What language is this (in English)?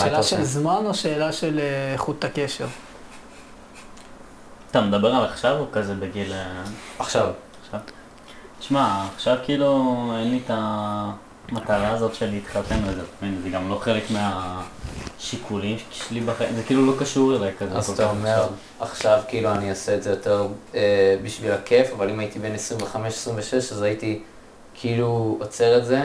Hebrew